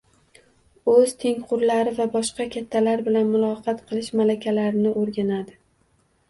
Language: Uzbek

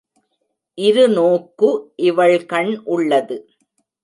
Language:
Tamil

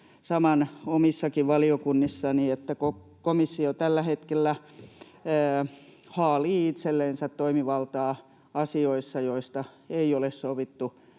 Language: Finnish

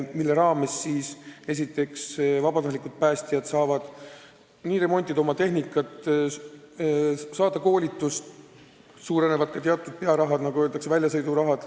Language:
Estonian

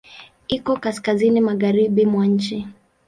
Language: Swahili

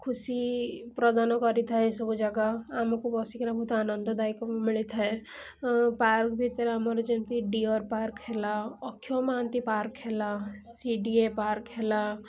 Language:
Odia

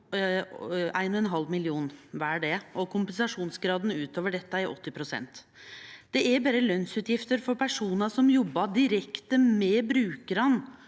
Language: Norwegian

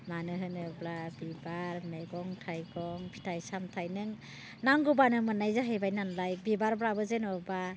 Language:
Bodo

